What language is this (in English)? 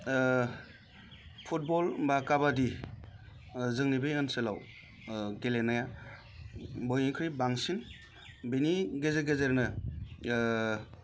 Bodo